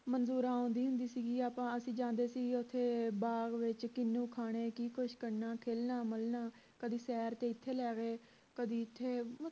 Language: Punjabi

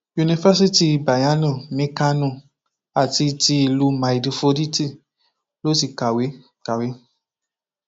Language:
Yoruba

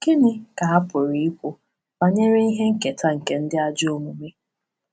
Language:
Igbo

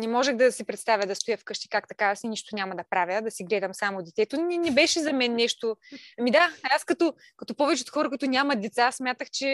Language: Bulgarian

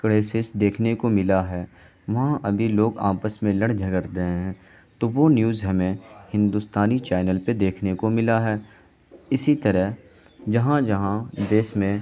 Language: Urdu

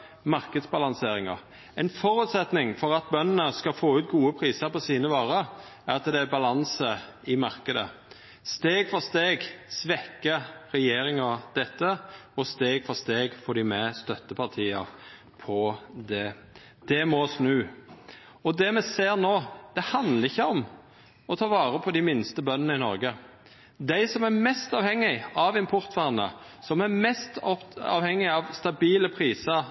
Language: Norwegian Nynorsk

